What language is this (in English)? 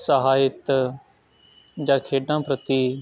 Punjabi